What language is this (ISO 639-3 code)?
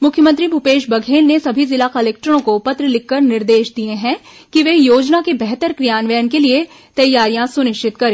hin